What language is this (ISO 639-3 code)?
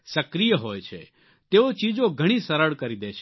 guj